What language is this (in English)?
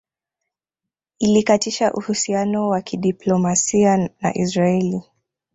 Swahili